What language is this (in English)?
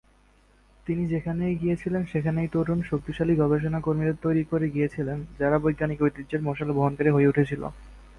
Bangla